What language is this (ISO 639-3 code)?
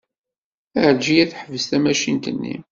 kab